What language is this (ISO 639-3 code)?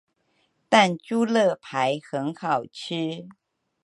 zho